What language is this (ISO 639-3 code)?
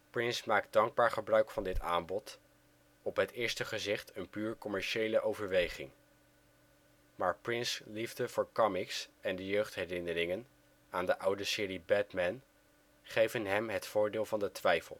nld